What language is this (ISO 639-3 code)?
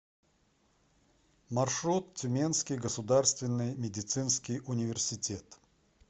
rus